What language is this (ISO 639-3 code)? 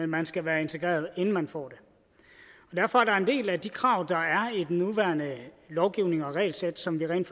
dan